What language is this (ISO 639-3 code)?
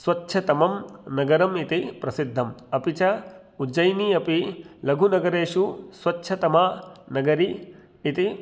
san